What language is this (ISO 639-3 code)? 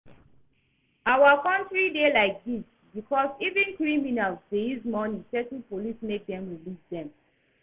pcm